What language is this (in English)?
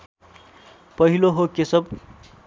Nepali